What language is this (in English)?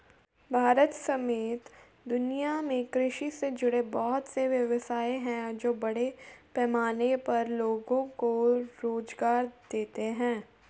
Hindi